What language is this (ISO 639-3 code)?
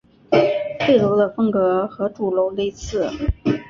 zho